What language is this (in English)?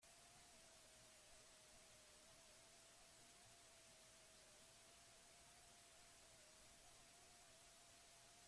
Basque